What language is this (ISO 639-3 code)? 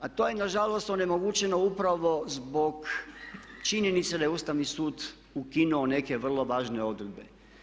hrv